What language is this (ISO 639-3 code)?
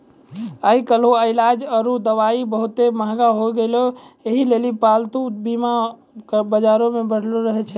mai